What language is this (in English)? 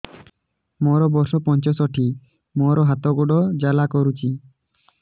Odia